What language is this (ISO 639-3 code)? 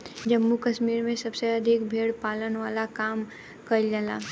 bho